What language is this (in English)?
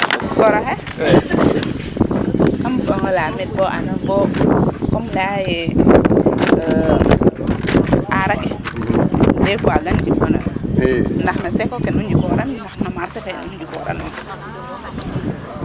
Serer